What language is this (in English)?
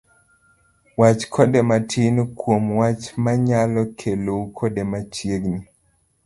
Luo (Kenya and Tanzania)